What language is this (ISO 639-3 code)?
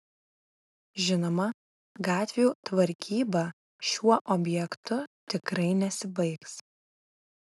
lit